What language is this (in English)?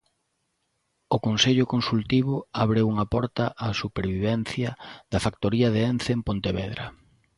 Galician